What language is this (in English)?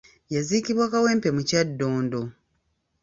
Ganda